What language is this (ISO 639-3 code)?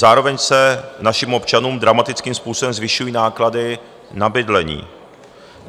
ces